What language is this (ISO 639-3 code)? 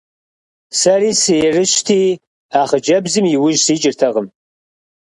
kbd